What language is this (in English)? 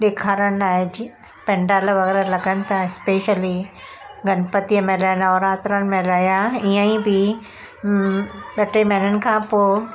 Sindhi